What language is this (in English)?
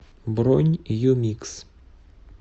Russian